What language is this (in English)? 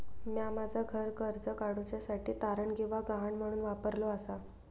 Marathi